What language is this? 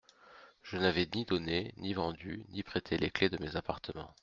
French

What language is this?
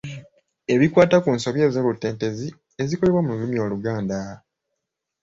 Ganda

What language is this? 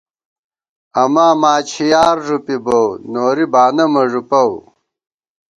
Gawar-Bati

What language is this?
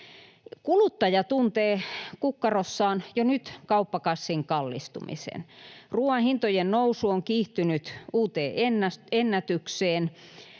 Finnish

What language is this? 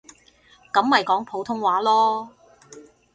Cantonese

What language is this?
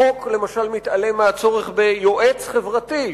Hebrew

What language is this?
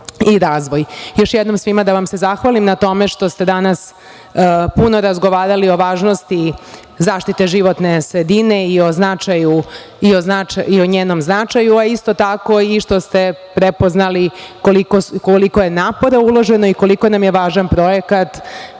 Serbian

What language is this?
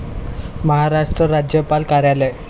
Marathi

